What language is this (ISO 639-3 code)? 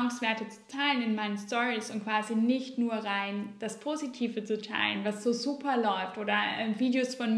deu